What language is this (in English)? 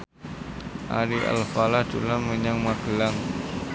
Javanese